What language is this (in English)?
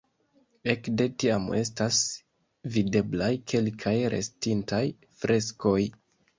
Esperanto